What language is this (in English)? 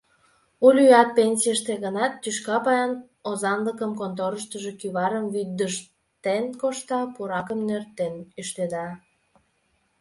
Mari